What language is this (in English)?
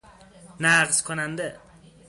Persian